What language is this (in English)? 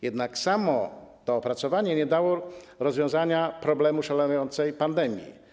Polish